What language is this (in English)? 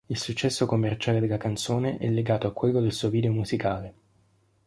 Italian